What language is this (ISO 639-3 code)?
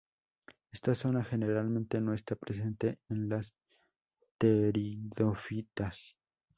spa